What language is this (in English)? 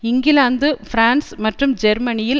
Tamil